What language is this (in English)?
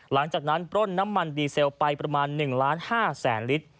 Thai